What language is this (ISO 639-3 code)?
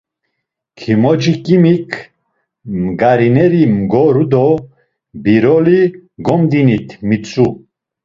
lzz